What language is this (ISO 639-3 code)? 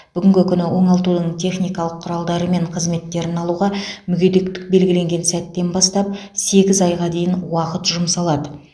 kaz